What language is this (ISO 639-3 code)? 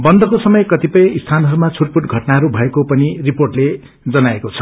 nep